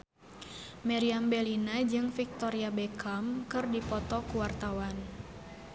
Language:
Sundanese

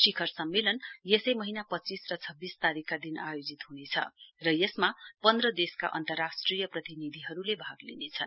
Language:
Nepali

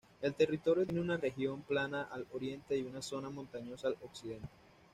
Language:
Spanish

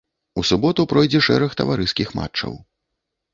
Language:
Belarusian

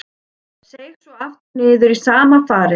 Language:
Icelandic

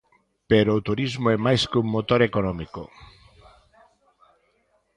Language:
Galician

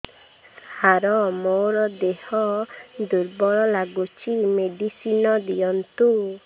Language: Odia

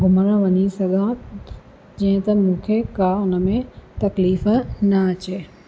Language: Sindhi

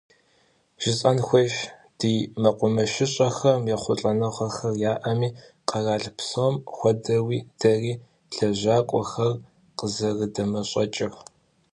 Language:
Kabardian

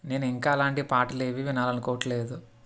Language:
Telugu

